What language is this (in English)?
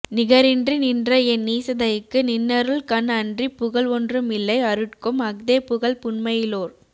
Tamil